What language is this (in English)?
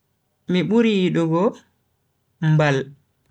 Bagirmi Fulfulde